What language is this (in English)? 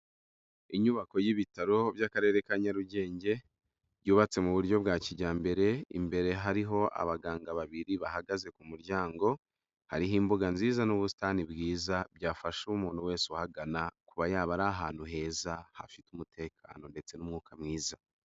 Kinyarwanda